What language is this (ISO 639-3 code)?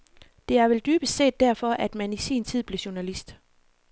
dan